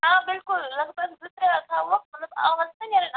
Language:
Kashmiri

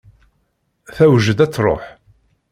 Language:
Kabyle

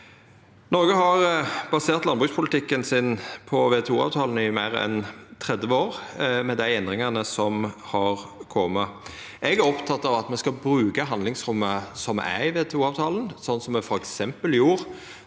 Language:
Norwegian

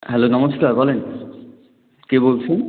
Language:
Bangla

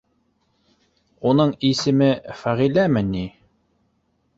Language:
Bashkir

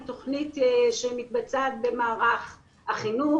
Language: Hebrew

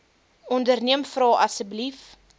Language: Afrikaans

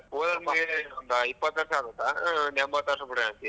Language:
Kannada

